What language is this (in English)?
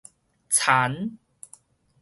Min Nan Chinese